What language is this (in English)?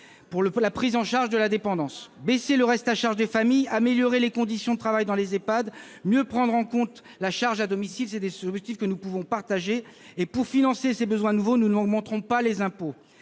French